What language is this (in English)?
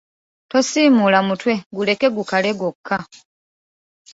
Ganda